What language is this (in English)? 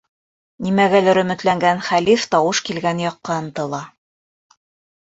Bashkir